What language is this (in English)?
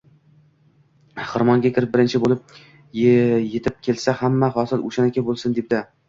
Uzbek